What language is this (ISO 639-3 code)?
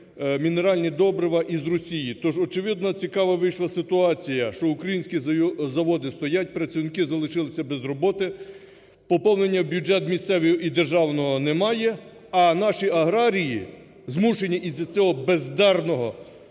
ukr